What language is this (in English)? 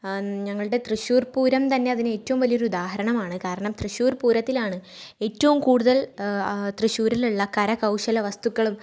Malayalam